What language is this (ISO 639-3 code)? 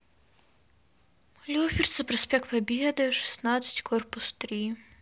rus